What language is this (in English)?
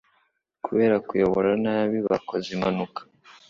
Kinyarwanda